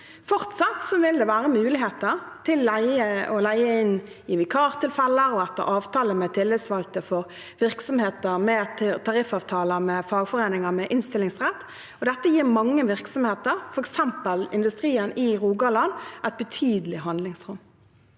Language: Norwegian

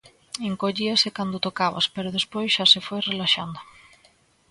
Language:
Galician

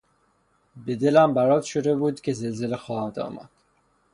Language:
Persian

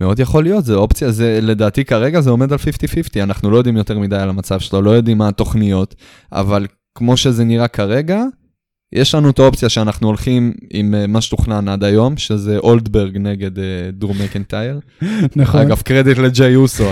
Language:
Hebrew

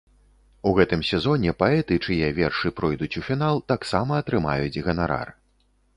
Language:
Belarusian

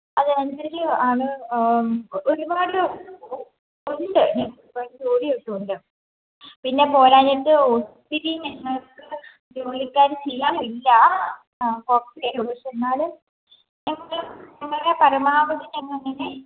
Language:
Malayalam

